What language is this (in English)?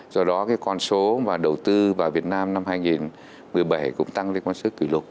Vietnamese